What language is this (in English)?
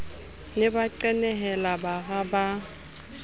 Southern Sotho